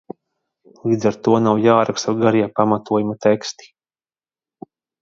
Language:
Latvian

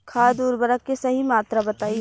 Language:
Bhojpuri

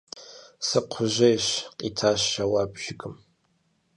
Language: Kabardian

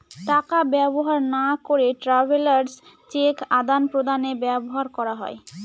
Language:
Bangla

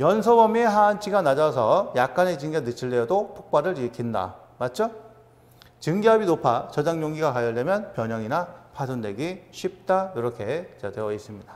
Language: Korean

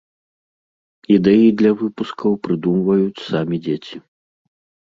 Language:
Belarusian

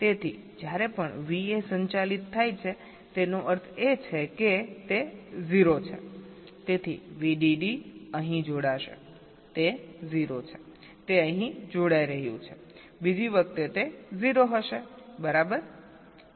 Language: Gujarati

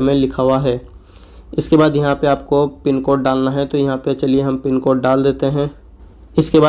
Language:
Hindi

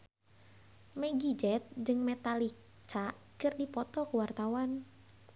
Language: Sundanese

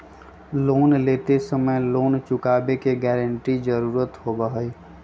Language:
Magahi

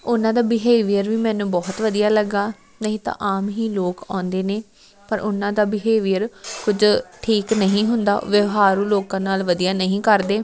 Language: Punjabi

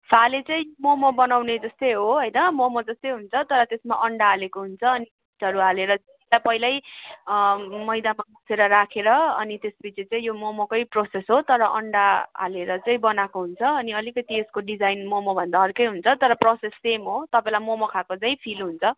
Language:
Nepali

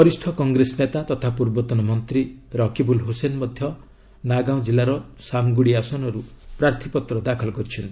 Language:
Odia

